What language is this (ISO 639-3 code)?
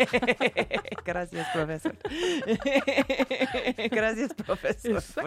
spa